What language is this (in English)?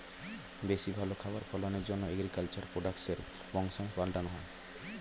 Bangla